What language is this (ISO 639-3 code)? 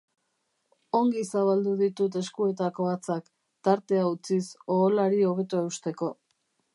eus